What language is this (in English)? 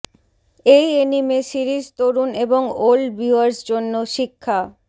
Bangla